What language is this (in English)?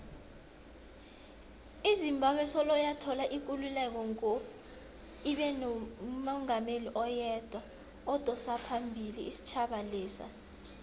South Ndebele